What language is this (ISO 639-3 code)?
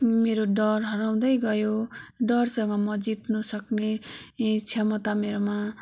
nep